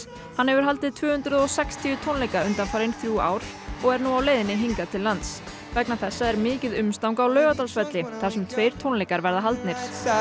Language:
Icelandic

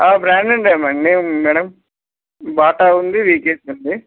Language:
Telugu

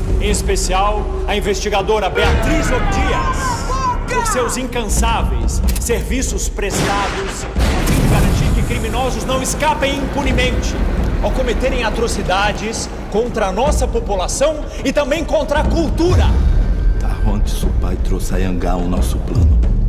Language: Portuguese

